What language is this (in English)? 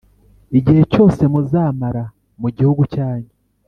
Kinyarwanda